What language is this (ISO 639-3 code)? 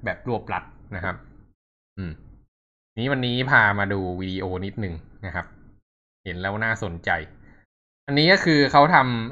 tha